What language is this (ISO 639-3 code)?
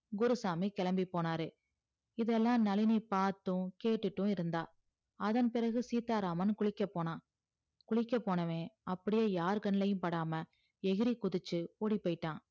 tam